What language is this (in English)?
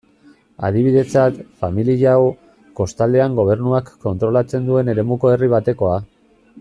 Basque